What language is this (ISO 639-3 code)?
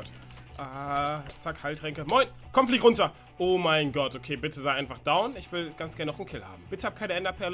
deu